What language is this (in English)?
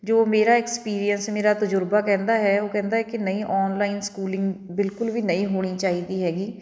Punjabi